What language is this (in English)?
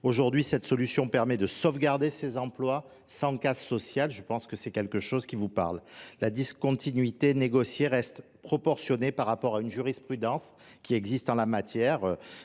French